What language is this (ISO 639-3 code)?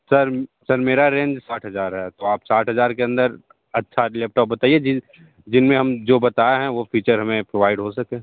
hin